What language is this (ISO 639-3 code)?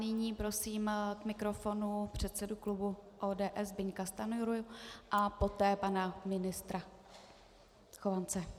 ces